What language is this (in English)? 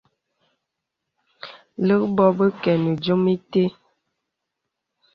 Bebele